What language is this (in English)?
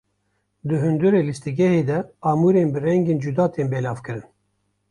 Kurdish